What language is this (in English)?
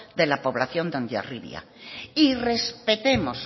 Spanish